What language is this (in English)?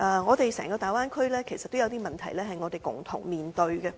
Cantonese